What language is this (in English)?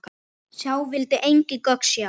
Icelandic